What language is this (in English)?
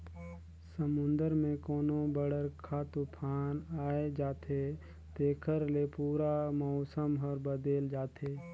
Chhattisgarhi